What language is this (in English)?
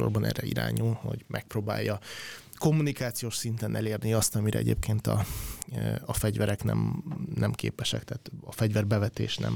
Hungarian